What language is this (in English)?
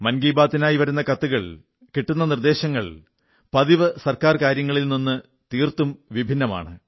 Malayalam